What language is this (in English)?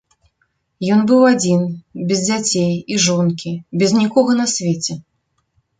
Belarusian